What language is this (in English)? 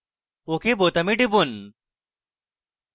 Bangla